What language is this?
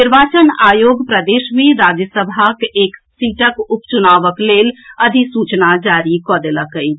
Maithili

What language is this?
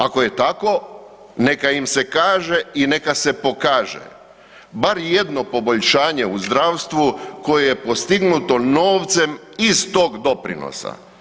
Croatian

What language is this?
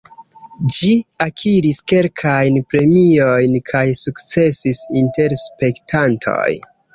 Esperanto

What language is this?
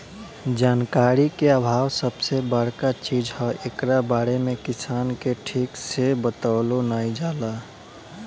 Bhojpuri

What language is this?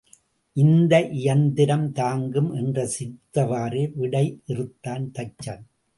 Tamil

